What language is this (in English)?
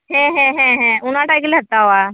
Santali